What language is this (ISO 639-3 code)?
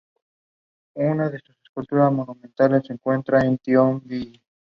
spa